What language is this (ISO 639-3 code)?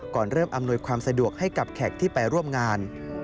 tha